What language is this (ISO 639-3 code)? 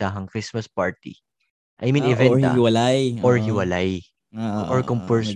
fil